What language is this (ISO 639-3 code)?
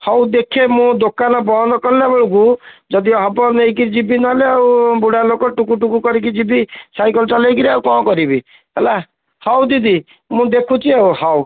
ori